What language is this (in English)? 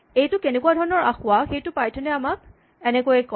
Assamese